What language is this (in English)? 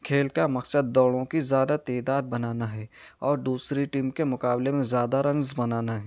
Urdu